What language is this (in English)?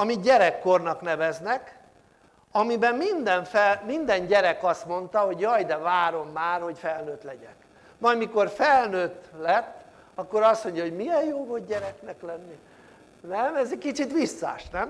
Hungarian